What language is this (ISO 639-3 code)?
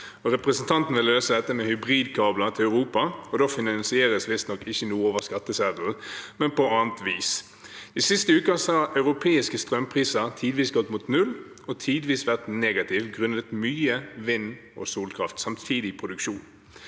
nor